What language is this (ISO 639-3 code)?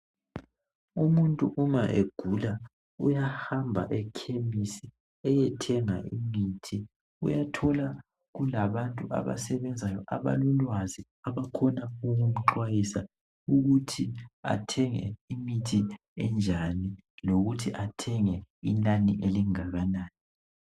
nde